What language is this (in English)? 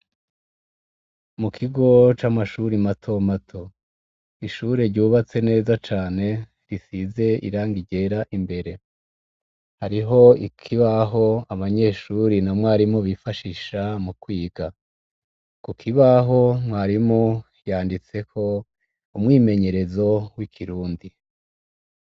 Rundi